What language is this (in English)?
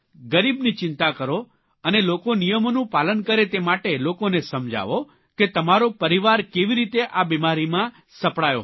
Gujarati